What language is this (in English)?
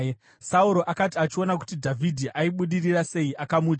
Shona